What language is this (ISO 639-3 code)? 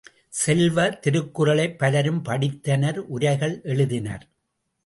tam